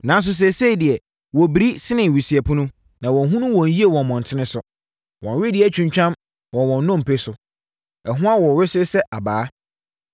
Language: Akan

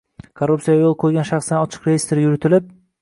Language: Uzbek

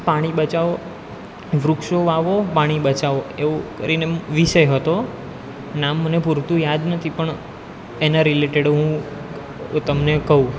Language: Gujarati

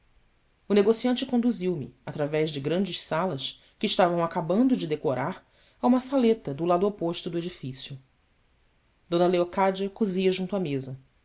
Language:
Portuguese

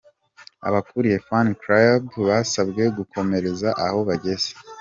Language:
Kinyarwanda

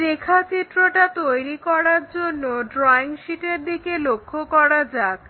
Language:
Bangla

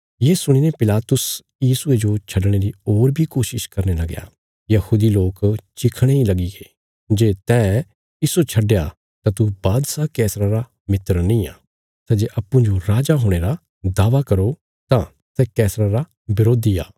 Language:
Bilaspuri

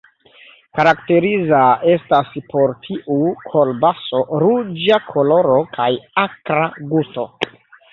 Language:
Esperanto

